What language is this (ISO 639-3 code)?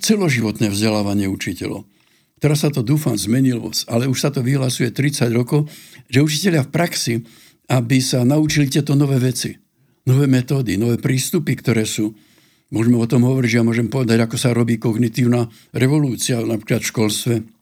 slk